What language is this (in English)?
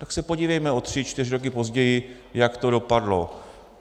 Czech